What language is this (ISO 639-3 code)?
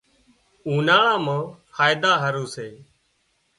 kxp